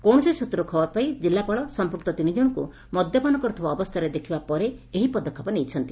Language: Odia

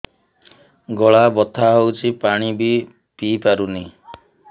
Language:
Odia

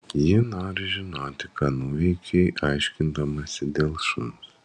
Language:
Lithuanian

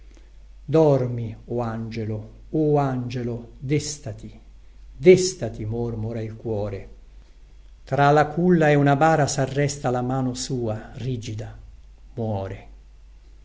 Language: Italian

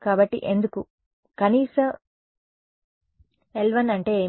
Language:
Telugu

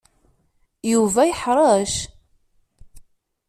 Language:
Kabyle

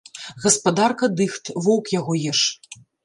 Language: Belarusian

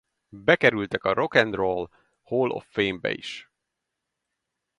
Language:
Hungarian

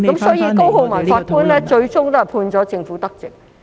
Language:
Cantonese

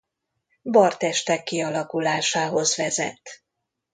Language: Hungarian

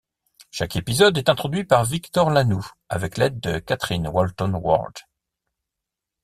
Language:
French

